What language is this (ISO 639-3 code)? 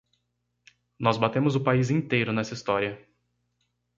por